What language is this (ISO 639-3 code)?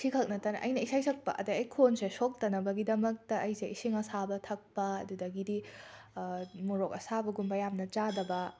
mni